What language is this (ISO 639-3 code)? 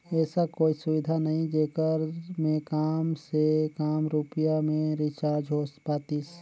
hne